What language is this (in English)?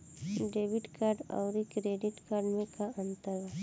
Bhojpuri